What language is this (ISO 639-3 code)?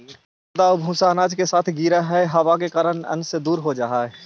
mag